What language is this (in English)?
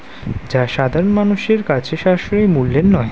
Bangla